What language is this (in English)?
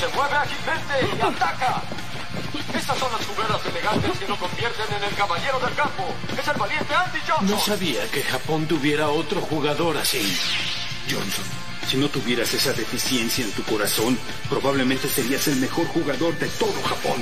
Spanish